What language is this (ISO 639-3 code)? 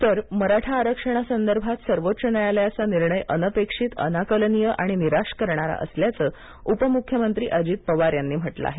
mar